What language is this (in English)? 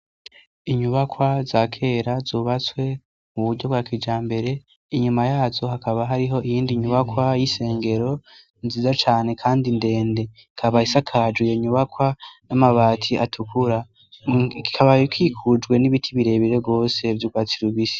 Rundi